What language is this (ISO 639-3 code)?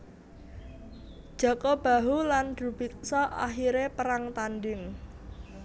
jav